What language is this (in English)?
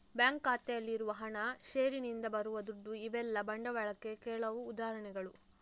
Kannada